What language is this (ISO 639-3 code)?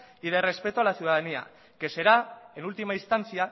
spa